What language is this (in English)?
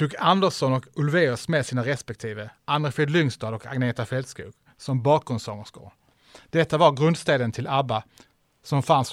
Swedish